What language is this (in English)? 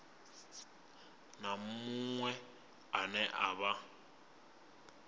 Venda